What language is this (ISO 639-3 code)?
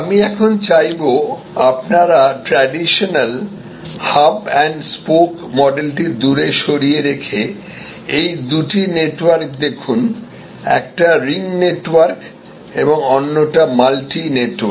ben